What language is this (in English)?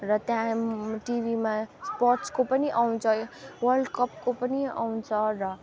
Nepali